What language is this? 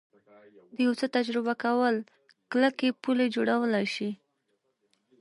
Pashto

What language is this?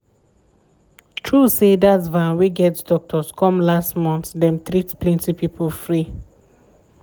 Nigerian Pidgin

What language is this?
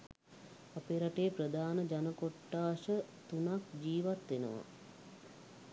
Sinhala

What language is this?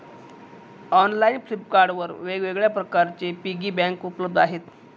Marathi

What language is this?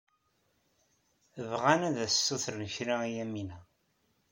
Kabyle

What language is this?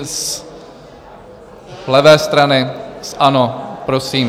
Czech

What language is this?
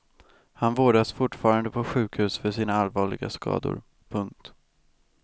Swedish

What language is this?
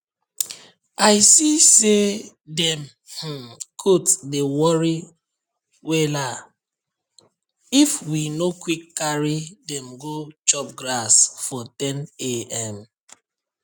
Nigerian Pidgin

